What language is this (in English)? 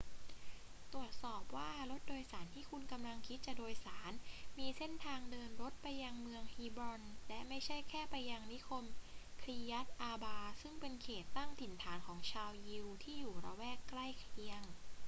Thai